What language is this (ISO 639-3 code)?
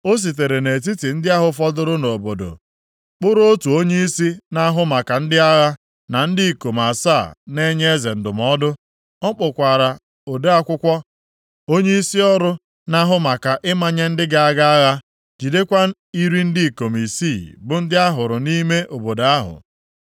ibo